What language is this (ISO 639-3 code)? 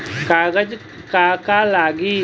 bho